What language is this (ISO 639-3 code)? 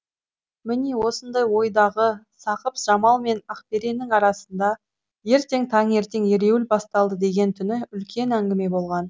kaz